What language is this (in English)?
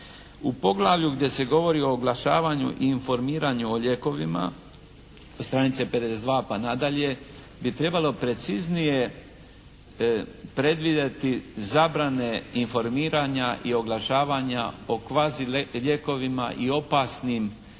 Croatian